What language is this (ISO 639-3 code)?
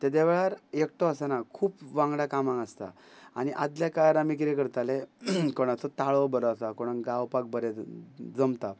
kok